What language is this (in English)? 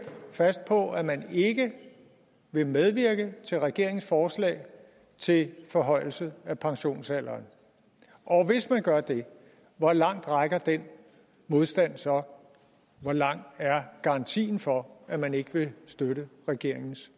Danish